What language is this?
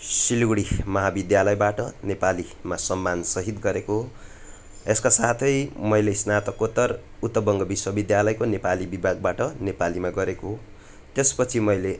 Nepali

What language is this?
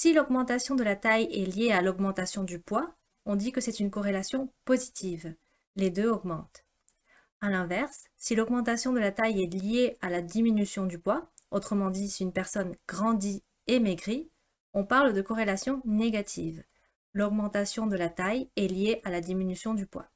French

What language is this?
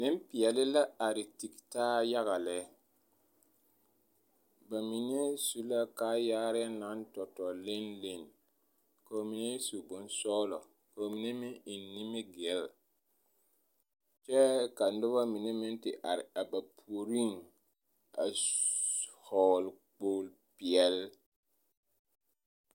Southern Dagaare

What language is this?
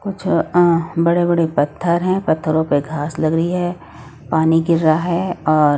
Hindi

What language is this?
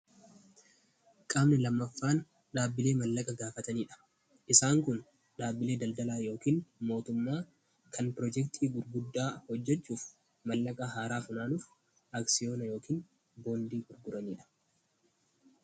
Oromo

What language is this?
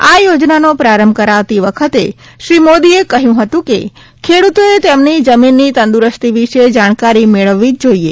Gujarati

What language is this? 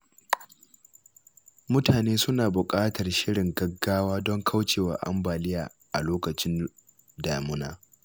Hausa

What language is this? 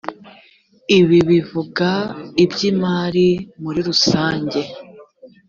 Kinyarwanda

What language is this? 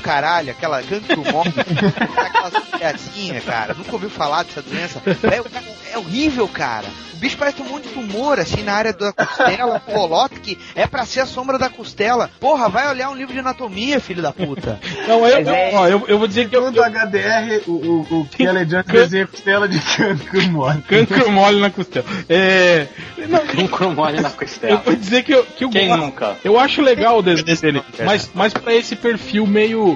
Portuguese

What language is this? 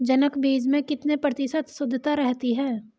Hindi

